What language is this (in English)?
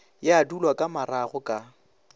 Northern Sotho